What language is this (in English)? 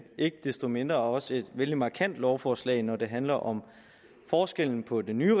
Danish